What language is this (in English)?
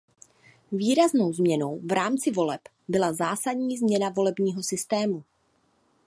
Czech